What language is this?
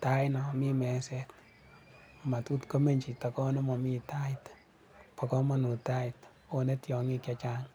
Kalenjin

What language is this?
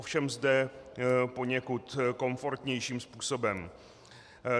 Czech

